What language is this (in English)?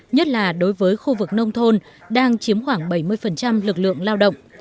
Vietnamese